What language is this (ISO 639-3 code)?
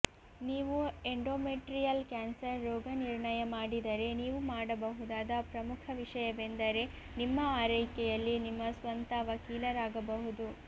kan